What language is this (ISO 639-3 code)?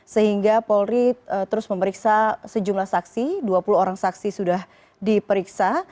ind